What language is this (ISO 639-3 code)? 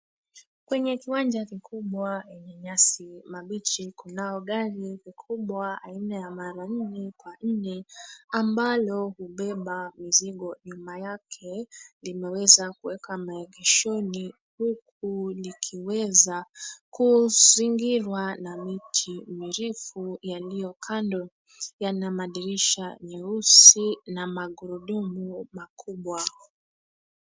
swa